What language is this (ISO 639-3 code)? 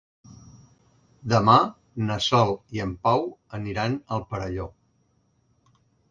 cat